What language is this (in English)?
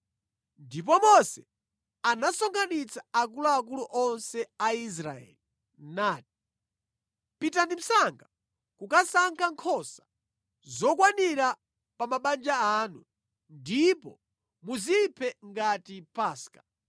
Nyanja